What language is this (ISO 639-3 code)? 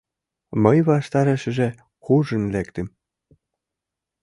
chm